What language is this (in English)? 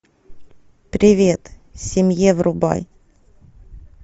Russian